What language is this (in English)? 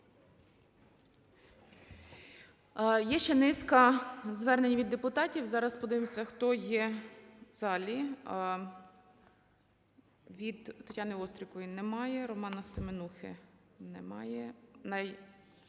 Ukrainian